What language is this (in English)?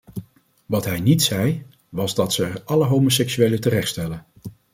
Dutch